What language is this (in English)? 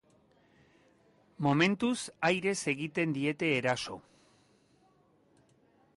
Basque